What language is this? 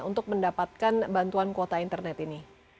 Indonesian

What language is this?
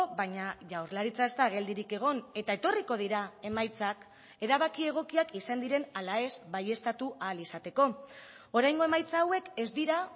Basque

